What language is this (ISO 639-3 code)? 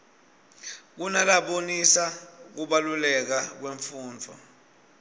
ssw